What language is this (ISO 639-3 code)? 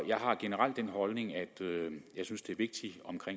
dan